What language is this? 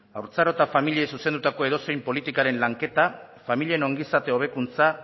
Basque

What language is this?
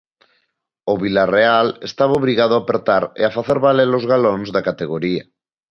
Galician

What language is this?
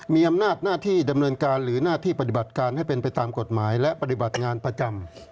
Thai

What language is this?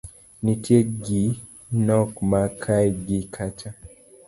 Luo (Kenya and Tanzania)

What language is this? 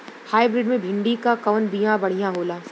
Bhojpuri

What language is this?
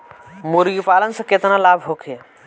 Bhojpuri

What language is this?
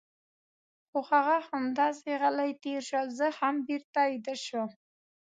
Pashto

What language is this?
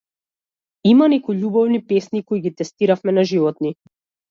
Macedonian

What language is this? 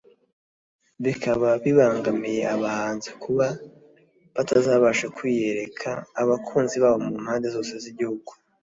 Kinyarwanda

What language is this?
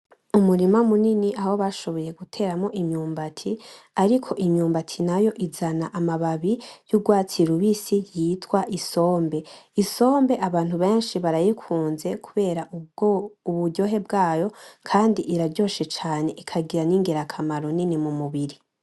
Rundi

